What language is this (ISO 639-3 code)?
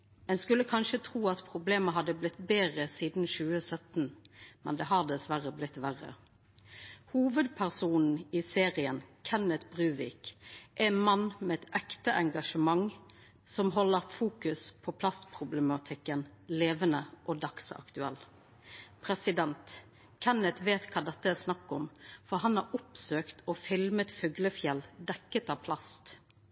nno